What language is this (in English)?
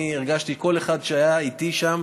Hebrew